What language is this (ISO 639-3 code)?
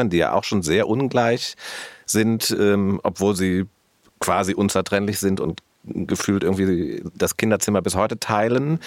deu